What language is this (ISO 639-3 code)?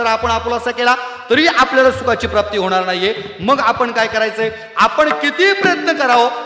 mar